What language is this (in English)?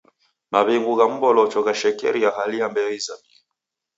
Taita